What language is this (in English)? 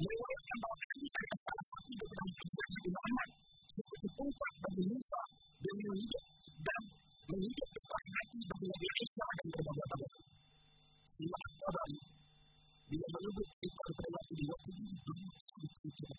Malay